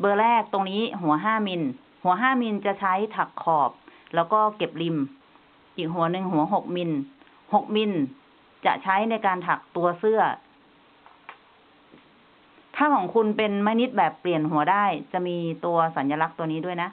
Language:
Thai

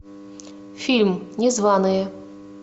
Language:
Russian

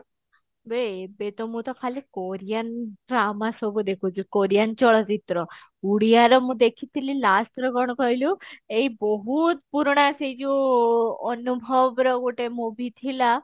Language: Odia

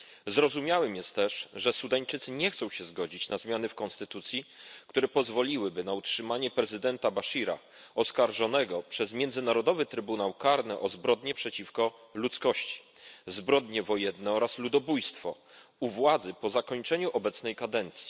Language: Polish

